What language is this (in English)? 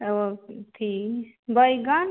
Maithili